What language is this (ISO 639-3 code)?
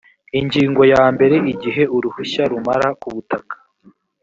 kin